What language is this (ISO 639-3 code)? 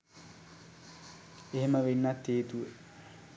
sin